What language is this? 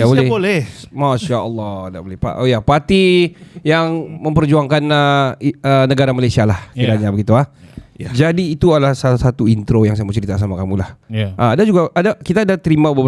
Malay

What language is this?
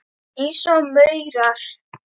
Icelandic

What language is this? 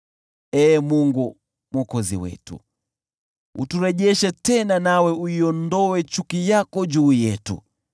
Swahili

